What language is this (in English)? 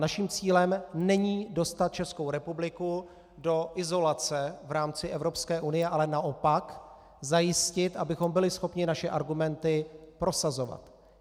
Czech